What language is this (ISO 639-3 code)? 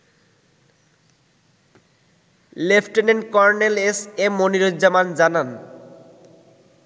ben